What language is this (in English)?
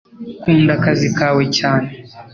Kinyarwanda